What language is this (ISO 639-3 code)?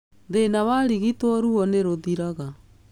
kik